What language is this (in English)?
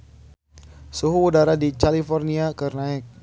Sundanese